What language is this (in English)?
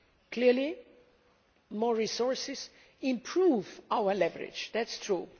English